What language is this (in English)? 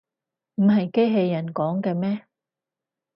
Cantonese